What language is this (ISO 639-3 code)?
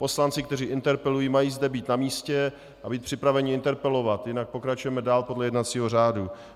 ces